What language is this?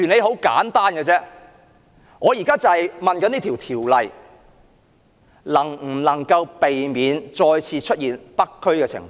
Cantonese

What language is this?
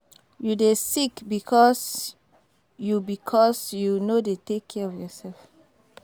Nigerian Pidgin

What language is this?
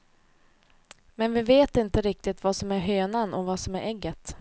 Swedish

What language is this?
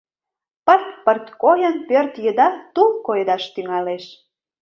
Mari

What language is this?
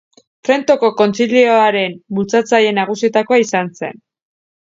Basque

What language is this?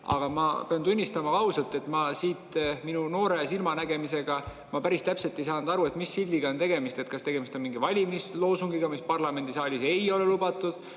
Estonian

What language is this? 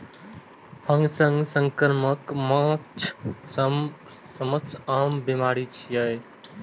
Maithili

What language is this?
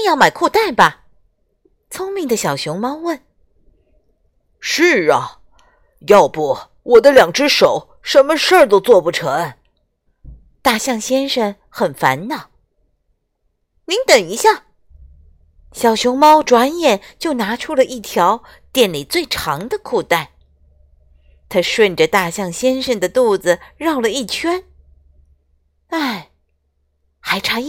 Chinese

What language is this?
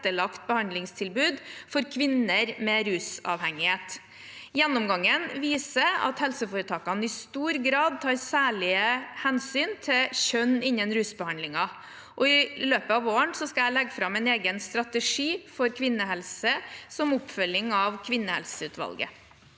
Norwegian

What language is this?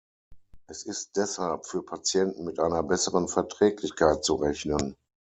German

